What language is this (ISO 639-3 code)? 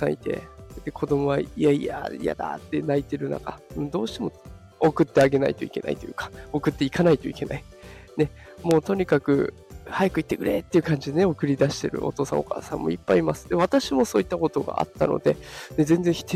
jpn